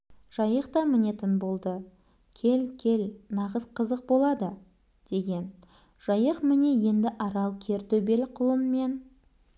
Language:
Kazakh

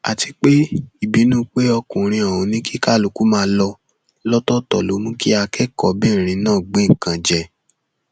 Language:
Yoruba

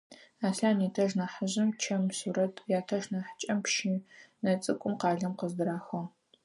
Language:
Adyghe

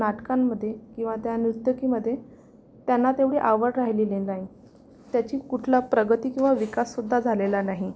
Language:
Marathi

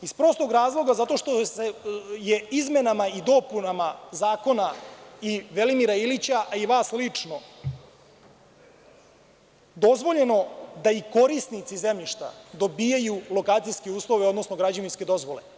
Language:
Serbian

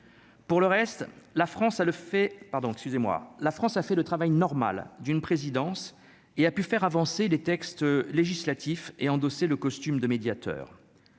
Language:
French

